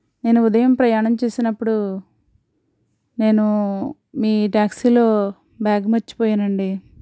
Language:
Telugu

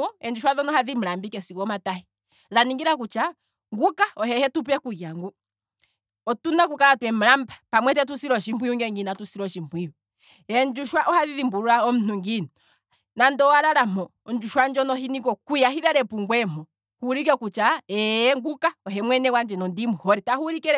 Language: Kwambi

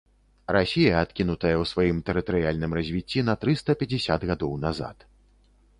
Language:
Belarusian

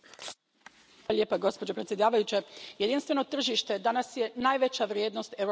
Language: Croatian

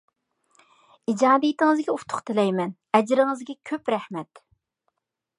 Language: Uyghur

